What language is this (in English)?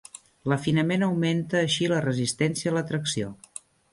Catalan